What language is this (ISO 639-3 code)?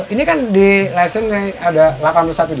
ind